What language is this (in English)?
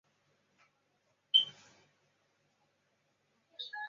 Chinese